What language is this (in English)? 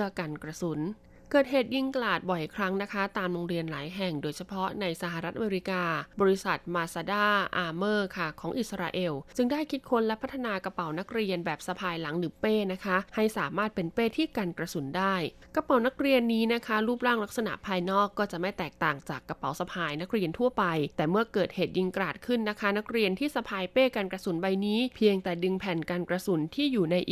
Thai